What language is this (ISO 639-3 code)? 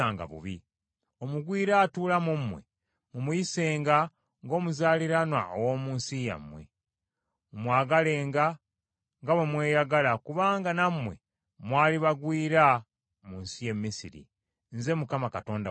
lug